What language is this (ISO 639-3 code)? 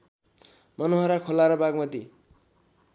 nep